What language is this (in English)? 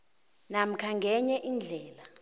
South Ndebele